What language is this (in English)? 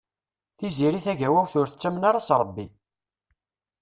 Kabyle